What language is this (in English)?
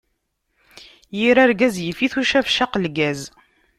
Kabyle